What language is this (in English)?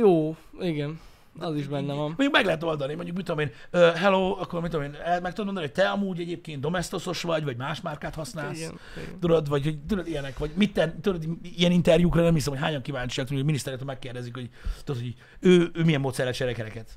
Hungarian